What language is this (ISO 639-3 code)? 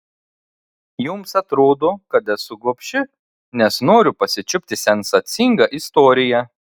lit